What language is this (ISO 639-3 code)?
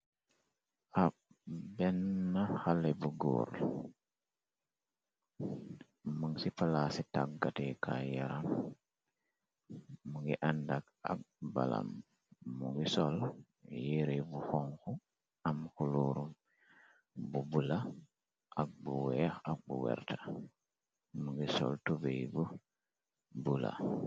wol